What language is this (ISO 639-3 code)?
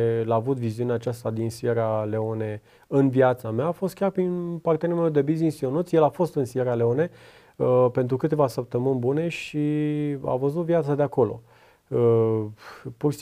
ron